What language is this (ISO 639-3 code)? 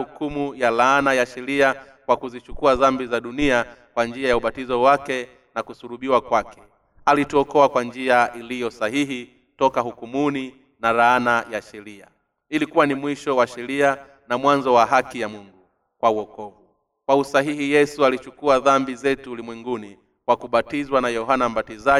swa